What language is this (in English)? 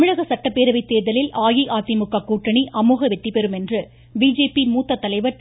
Tamil